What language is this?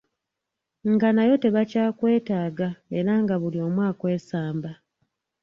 Ganda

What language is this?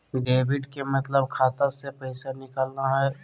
Magahi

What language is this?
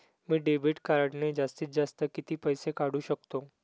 Marathi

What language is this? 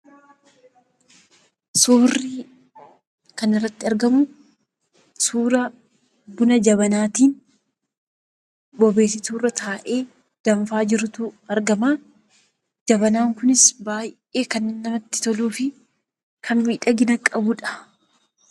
Oromo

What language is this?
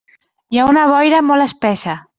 Catalan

